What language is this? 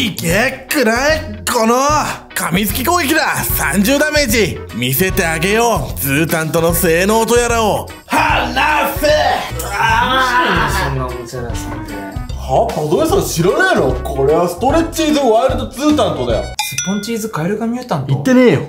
Japanese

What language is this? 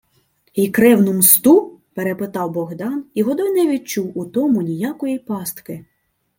Ukrainian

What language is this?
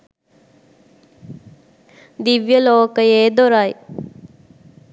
Sinhala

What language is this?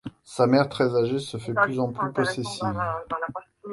French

